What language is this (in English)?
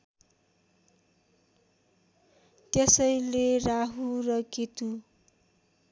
Nepali